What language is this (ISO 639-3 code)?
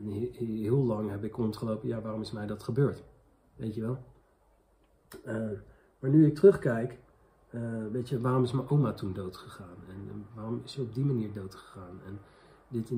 nld